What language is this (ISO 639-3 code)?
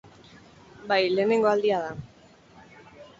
eus